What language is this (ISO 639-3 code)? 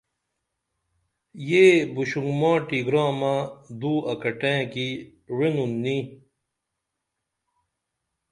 dml